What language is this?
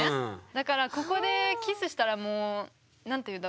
Japanese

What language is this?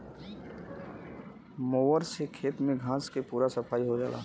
Bhojpuri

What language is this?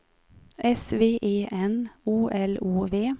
Swedish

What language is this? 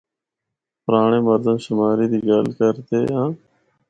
Northern Hindko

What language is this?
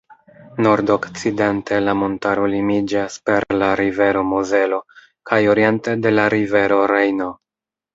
Esperanto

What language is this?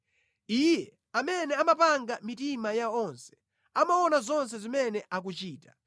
Nyanja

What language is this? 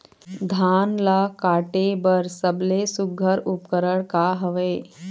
Chhattisgarhi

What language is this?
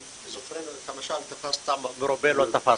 Hebrew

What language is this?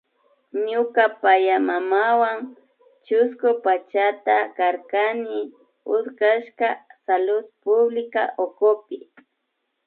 Imbabura Highland Quichua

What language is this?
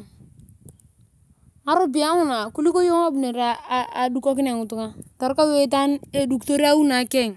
Turkana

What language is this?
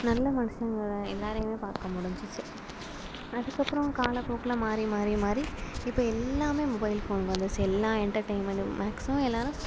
Tamil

